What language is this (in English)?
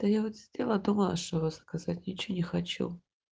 Russian